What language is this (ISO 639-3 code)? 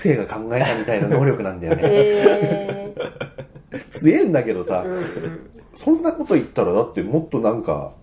jpn